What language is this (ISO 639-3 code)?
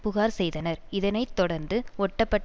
tam